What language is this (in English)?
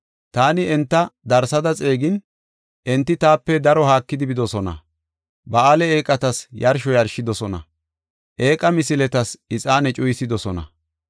Gofa